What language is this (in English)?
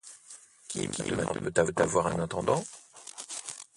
French